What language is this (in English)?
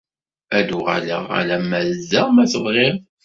Kabyle